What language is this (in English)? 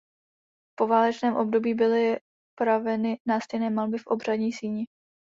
Czech